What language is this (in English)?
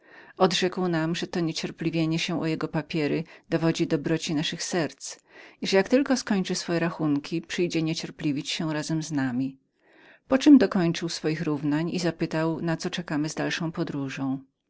Polish